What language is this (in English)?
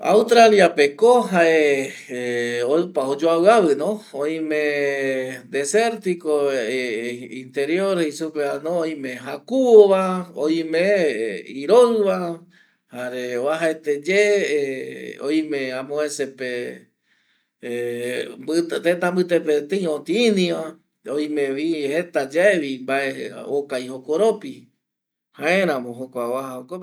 Eastern Bolivian Guaraní